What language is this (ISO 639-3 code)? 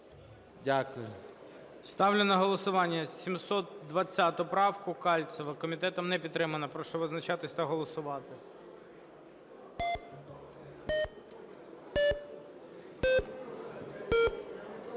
ukr